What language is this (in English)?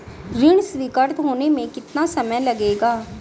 Hindi